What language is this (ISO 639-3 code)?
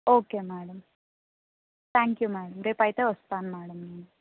tel